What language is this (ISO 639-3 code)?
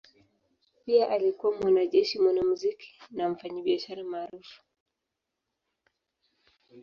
swa